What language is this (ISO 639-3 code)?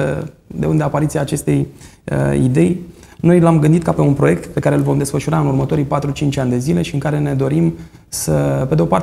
ron